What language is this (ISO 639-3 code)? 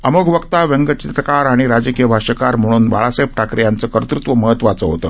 mar